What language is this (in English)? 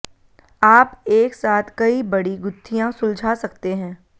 Hindi